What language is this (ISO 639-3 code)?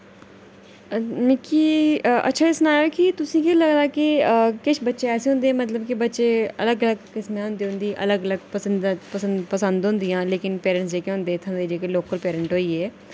doi